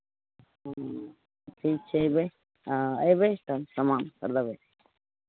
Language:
Maithili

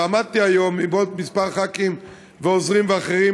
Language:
Hebrew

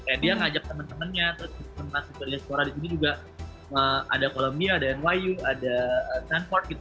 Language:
Indonesian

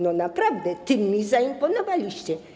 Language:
Polish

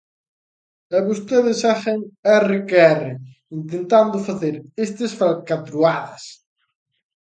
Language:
Galician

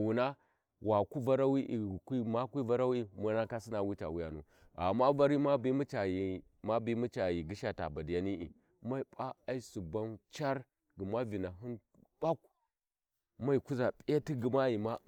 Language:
Warji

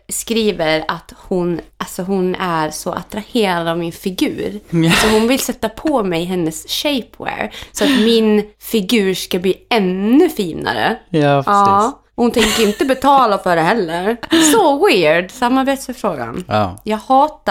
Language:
Swedish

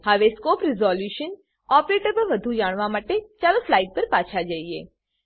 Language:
Gujarati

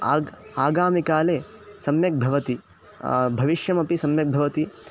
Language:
Sanskrit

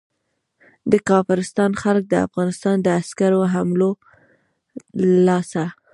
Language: Pashto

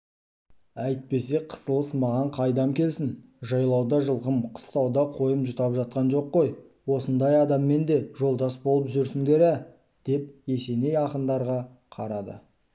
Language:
Kazakh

